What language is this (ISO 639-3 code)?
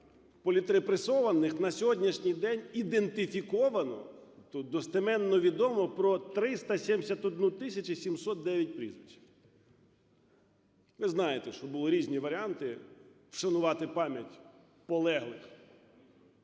ukr